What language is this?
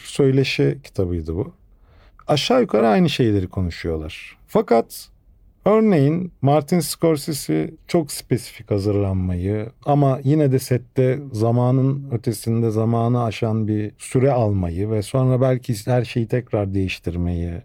Turkish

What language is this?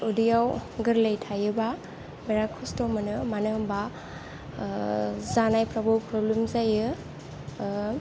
Bodo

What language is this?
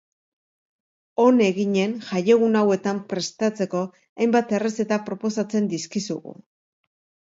Basque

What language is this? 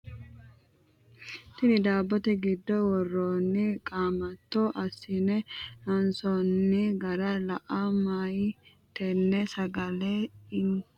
Sidamo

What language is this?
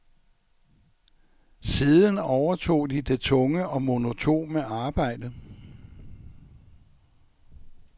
Danish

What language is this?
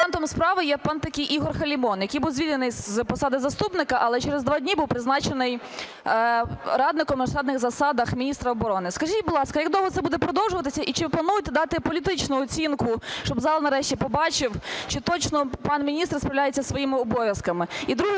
Ukrainian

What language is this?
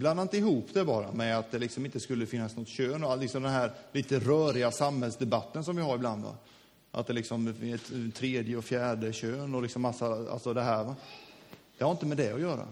Swedish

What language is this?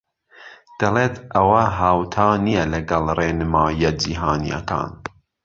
Central Kurdish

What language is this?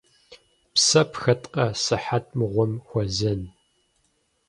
Kabardian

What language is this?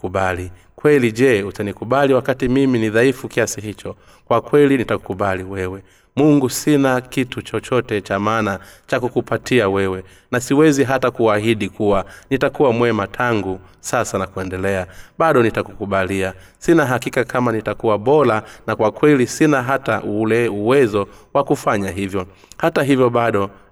Swahili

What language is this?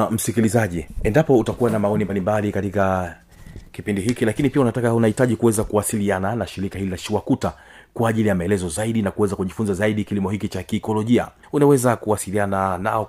Swahili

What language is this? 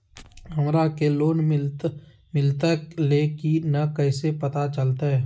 Magahi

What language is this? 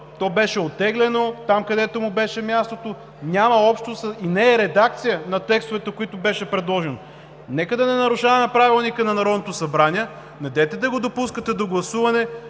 Bulgarian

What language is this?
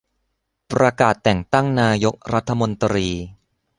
Thai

